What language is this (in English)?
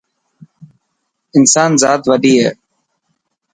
Dhatki